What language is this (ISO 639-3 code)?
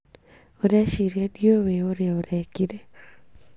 kik